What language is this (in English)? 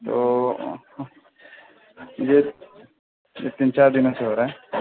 Urdu